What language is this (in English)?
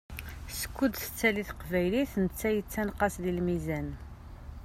Kabyle